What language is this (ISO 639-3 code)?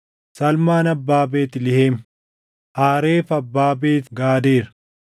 orm